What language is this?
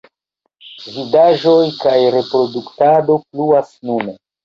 Esperanto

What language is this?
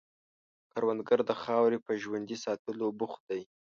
Pashto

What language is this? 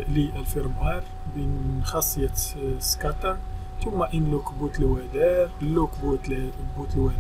Arabic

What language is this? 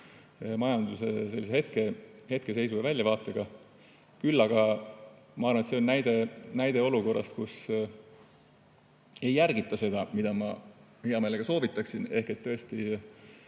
Estonian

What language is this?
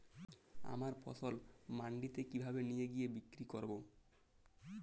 Bangla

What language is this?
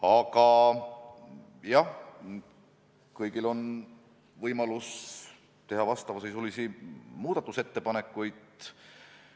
Estonian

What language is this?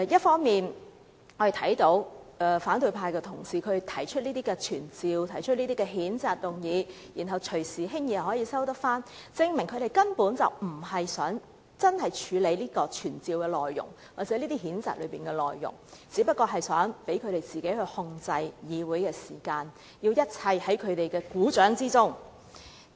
Cantonese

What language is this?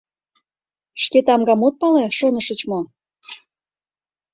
Mari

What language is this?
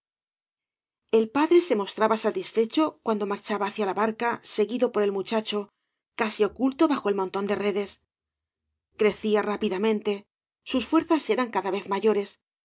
Spanish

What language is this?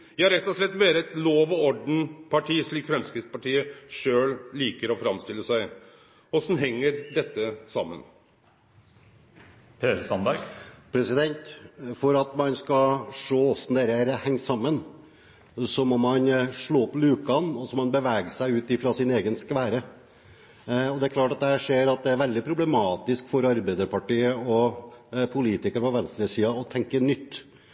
Norwegian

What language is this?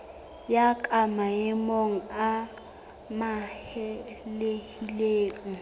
Southern Sotho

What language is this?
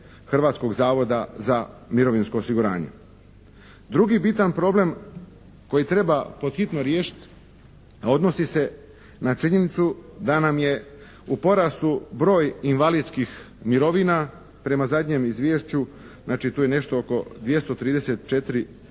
Croatian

